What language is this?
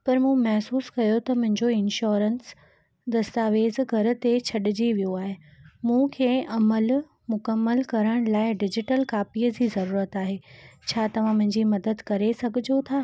Sindhi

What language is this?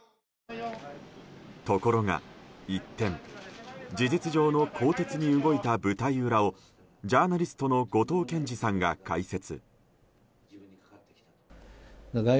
Japanese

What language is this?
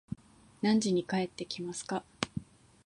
Japanese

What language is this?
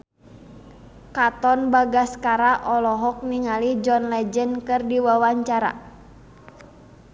Sundanese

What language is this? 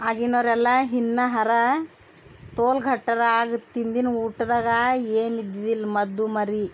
Kannada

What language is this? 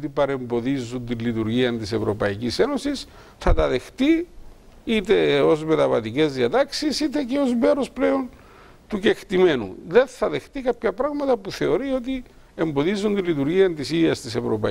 Greek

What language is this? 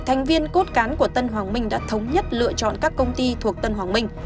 Vietnamese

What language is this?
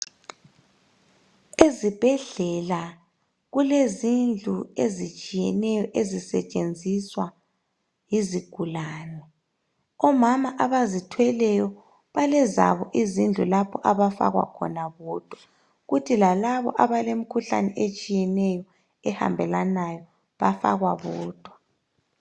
North Ndebele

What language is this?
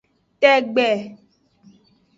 Aja (Benin)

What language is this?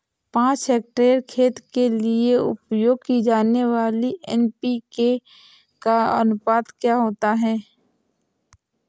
Hindi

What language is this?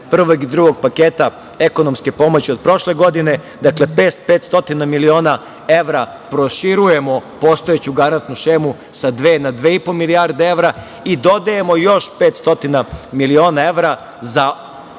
Serbian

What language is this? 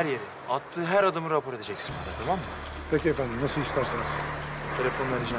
Turkish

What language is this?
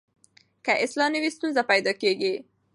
Pashto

